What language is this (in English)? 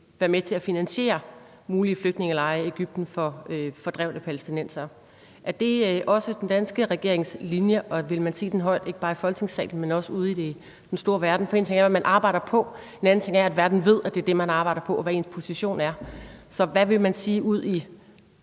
Danish